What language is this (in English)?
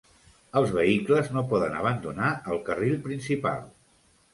Catalan